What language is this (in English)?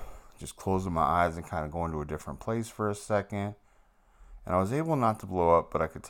English